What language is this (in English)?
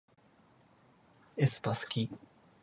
Japanese